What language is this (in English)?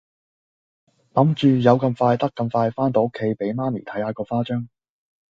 Cantonese